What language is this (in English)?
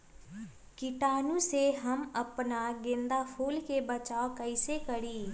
Magahi